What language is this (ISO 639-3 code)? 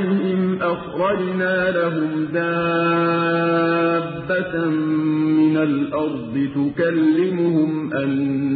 ara